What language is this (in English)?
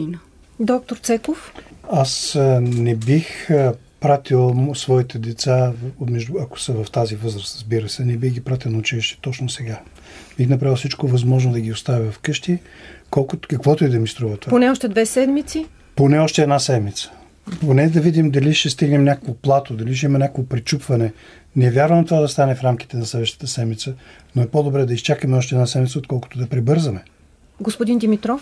Bulgarian